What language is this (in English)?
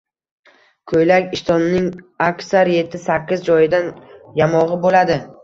Uzbek